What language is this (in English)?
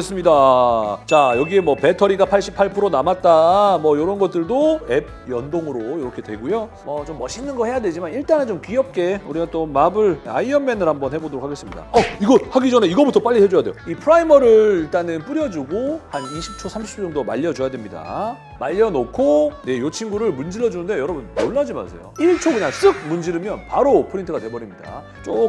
Korean